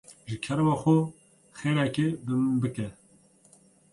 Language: Kurdish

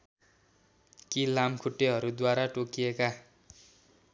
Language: Nepali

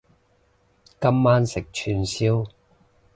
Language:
Cantonese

